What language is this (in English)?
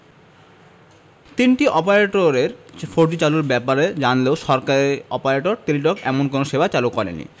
Bangla